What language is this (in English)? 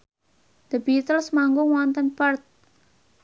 Javanese